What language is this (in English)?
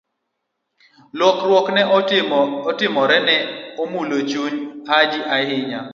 Luo (Kenya and Tanzania)